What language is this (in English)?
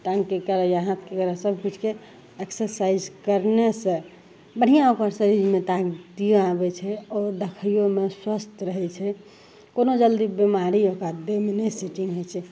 Maithili